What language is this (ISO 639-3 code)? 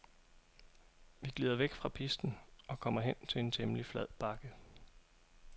dan